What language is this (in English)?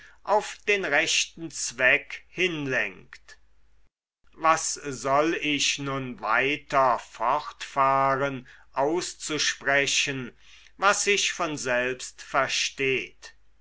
German